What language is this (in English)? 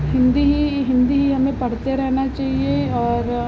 Hindi